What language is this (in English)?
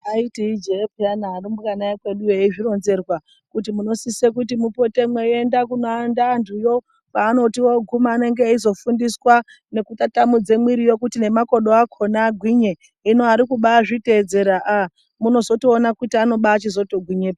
Ndau